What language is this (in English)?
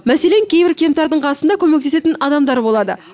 Kazakh